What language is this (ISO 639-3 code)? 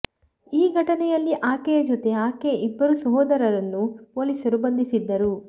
kan